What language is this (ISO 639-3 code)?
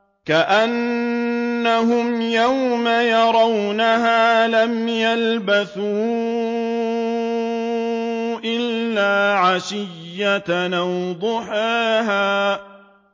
ara